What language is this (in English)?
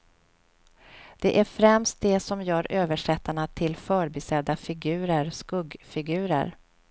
Swedish